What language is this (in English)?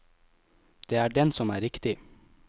Norwegian